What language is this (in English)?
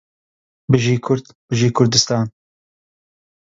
Central Kurdish